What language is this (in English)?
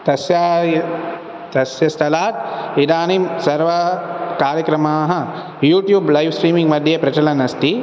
Sanskrit